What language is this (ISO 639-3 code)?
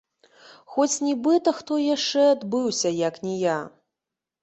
bel